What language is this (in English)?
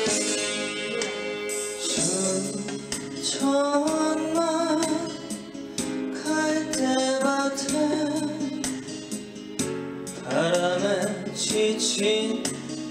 Korean